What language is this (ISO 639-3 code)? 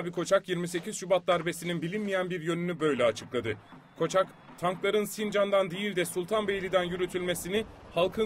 tur